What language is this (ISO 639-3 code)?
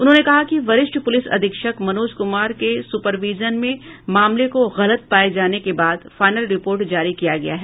hin